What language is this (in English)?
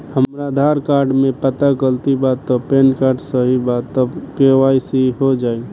Bhojpuri